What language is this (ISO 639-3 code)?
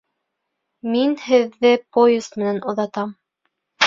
bak